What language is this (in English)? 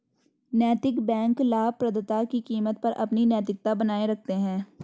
Hindi